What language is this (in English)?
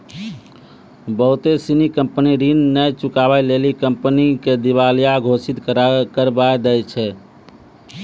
Maithili